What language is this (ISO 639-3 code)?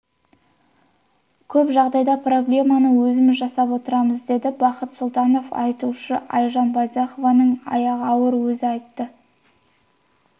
kaz